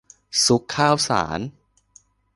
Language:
Thai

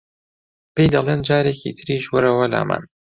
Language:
Central Kurdish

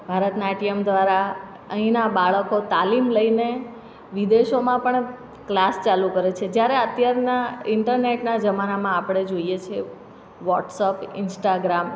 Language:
Gujarati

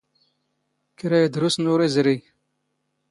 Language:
Standard Moroccan Tamazight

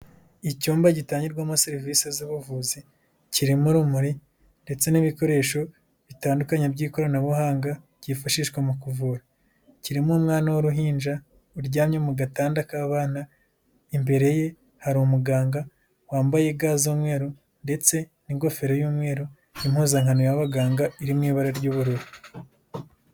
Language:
Kinyarwanda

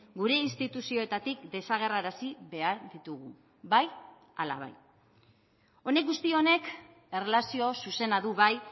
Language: Basque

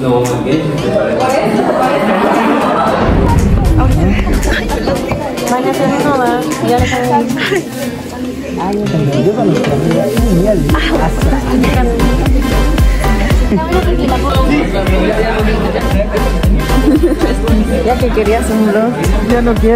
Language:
Spanish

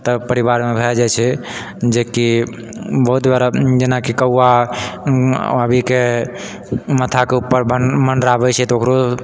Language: Maithili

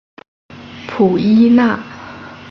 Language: Chinese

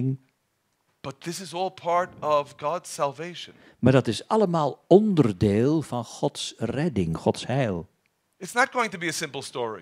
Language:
Dutch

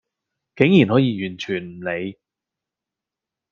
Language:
Cantonese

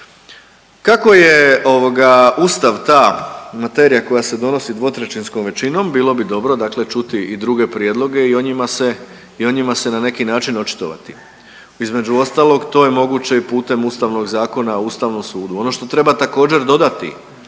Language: Croatian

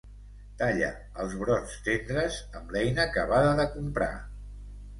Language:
Catalan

